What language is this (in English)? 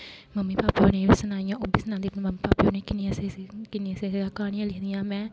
Dogri